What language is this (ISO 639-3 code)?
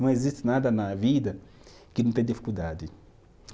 por